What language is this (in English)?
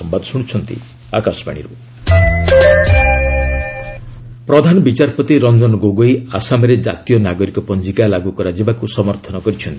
Odia